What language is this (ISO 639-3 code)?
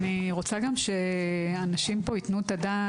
heb